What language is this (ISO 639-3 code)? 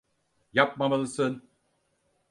tur